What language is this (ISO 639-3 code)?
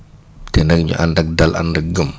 wol